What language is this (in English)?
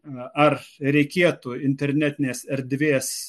Lithuanian